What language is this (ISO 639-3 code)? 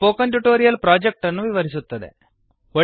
kan